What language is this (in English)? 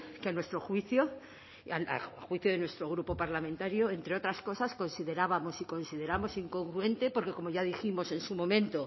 Spanish